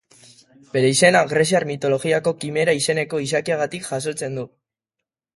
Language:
Basque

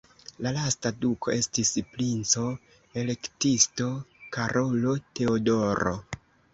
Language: Esperanto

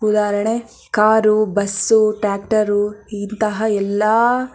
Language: Kannada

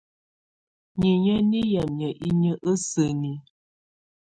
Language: Tunen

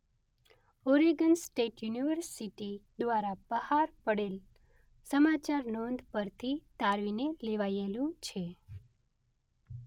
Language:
Gujarati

